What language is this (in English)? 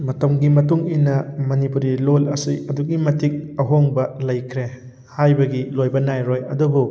Manipuri